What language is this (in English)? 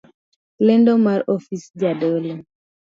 Luo (Kenya and Tanzania)